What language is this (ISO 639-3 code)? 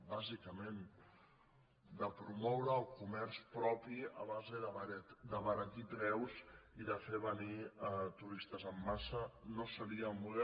cat